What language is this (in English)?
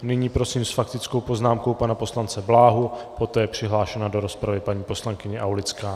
Czech